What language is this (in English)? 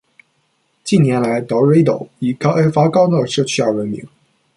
Chinese